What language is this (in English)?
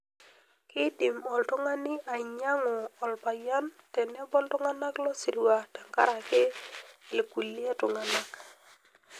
Masai